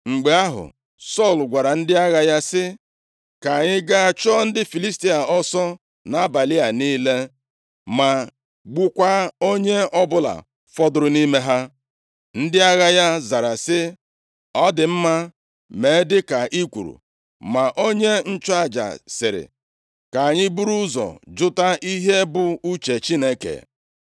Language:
Igbo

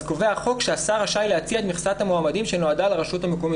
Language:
Hebrew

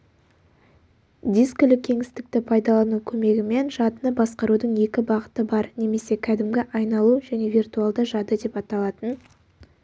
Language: Kazakh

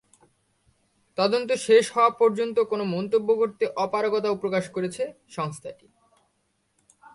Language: Bangla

